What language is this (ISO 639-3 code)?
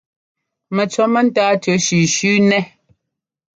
jgo